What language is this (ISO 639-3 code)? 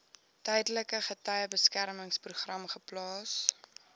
afr